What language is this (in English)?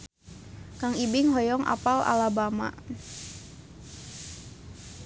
Sundanese